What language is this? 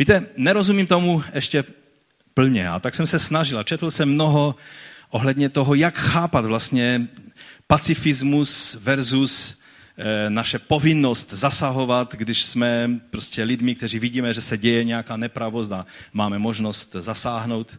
Czech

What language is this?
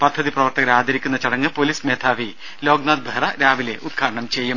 Malayalam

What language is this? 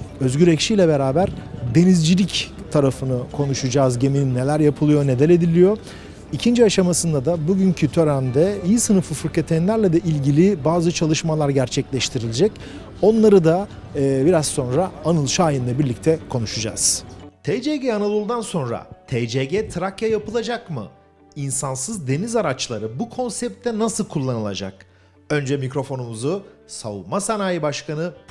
Turkish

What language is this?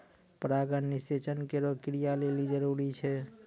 Maithili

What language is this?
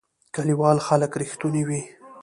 Pashto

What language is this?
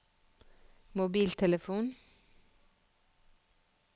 Norwegian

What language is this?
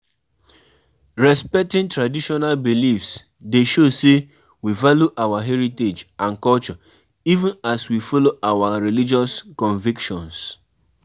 Nigerian Pidgin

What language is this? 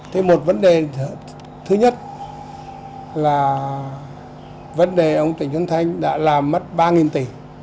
Vietnamese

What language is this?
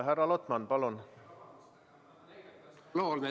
Estonian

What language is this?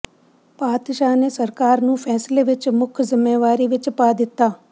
Punjabi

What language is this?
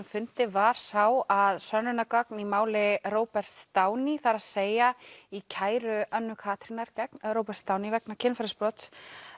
Icelandic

